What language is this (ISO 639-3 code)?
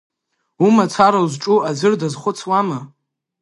abk